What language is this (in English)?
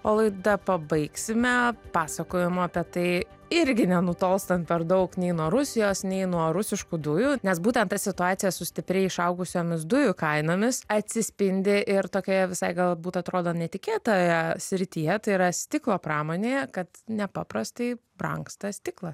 Lithuanian